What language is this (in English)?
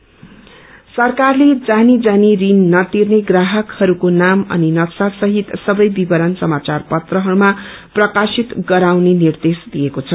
Nepali